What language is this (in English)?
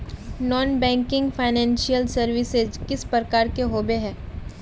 Magahi